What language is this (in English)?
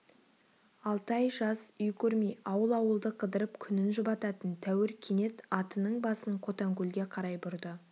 Kazakh